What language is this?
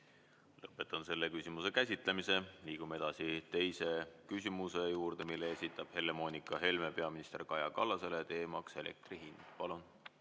Estonian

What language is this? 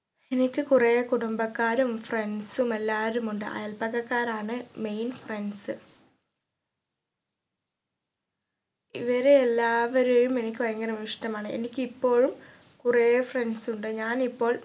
Malayalam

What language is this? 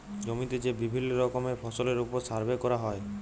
Bangla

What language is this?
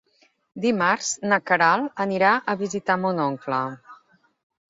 Catalan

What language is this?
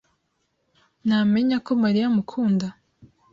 Kinyarwanda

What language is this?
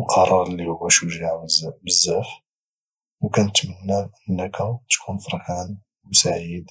Moroccan Arabic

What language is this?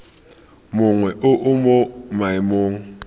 Tswana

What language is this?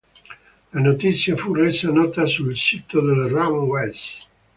Italian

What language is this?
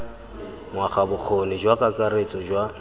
Tswana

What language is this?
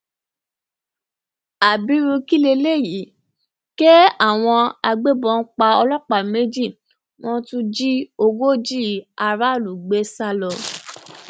Yoruba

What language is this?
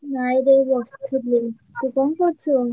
Odia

